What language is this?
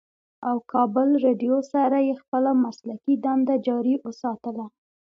Pashto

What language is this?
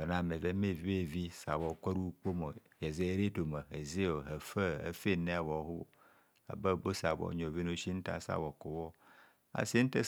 Kohumono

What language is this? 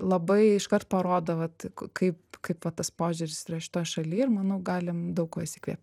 Lithuanian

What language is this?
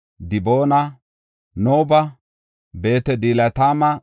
Gofa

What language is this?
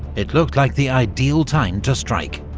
English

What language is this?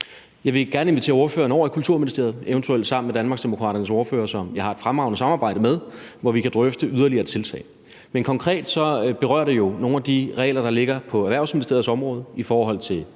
Danish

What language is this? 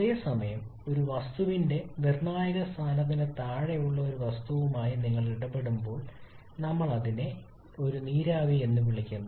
Malayalam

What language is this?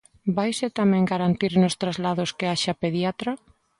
Galician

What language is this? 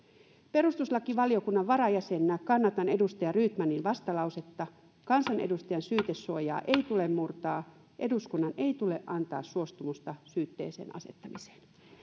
Finnish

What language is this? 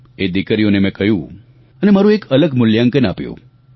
Gujarati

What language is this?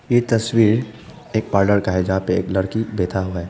Hindi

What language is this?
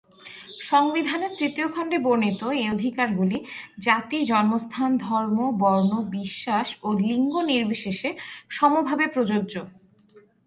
Bangla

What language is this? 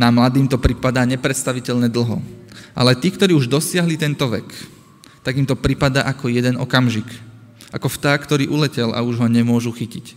Slovak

